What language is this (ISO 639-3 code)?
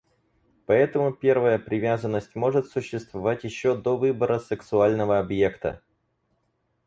rus